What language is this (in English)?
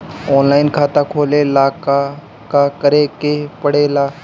Bhojpuri